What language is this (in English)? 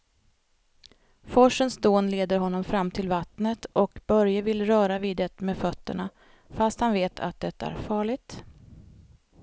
Swedish